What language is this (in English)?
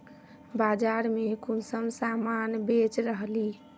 Magahi